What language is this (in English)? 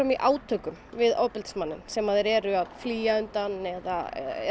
Icelandic